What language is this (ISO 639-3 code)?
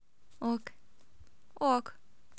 rus